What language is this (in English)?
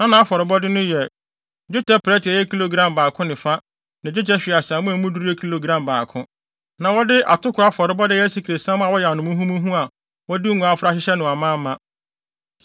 Akan